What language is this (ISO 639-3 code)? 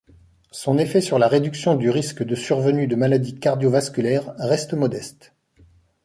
fra